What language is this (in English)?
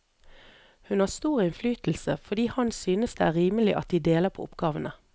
Norwegian